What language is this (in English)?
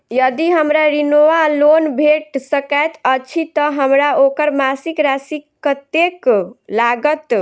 Maithili